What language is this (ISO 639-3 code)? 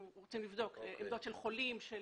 heb